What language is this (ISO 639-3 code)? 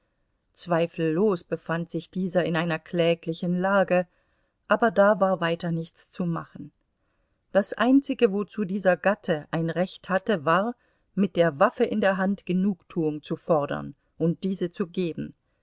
deu